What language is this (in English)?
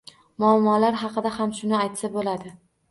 Uzbek